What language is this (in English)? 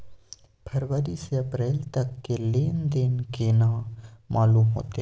Maithili